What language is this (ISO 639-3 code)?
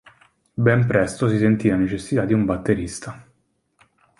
ita